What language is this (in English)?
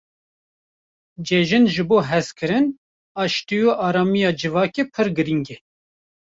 Kurdish